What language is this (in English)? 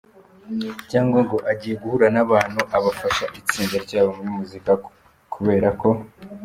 Kinyarwanda